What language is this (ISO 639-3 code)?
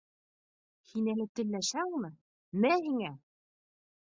bak